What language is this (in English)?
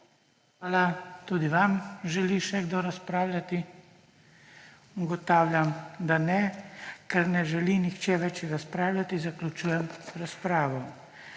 Slovenian